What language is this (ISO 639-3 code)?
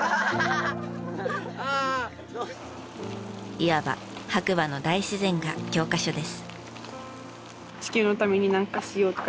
jpn